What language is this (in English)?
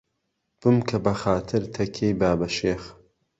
Central Kurdish